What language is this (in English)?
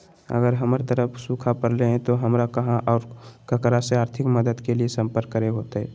Magahi